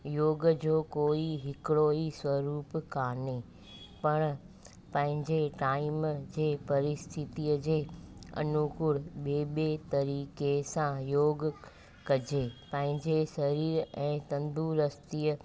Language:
Sindhi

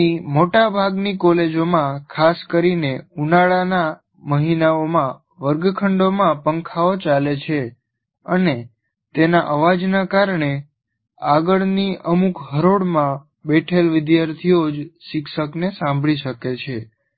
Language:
Gujarati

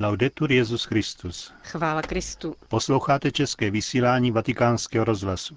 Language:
Czech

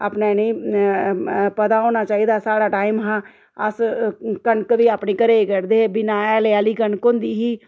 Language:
Dogri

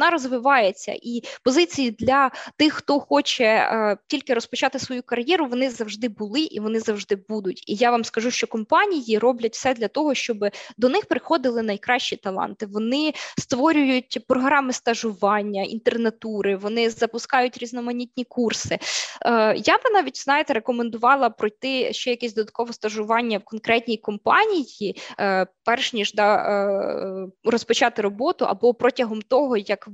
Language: Ukrainian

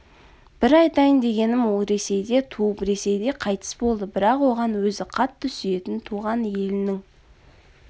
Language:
Kazakh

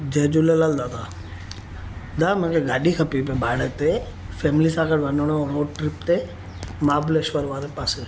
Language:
Sindhi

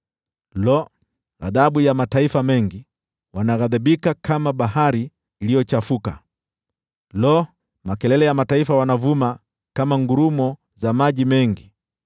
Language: Swahili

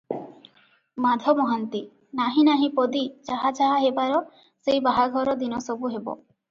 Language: Odia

